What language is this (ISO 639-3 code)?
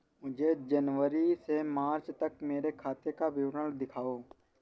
hin